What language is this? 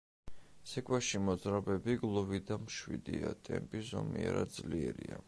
Georgian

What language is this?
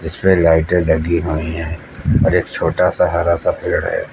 Hindi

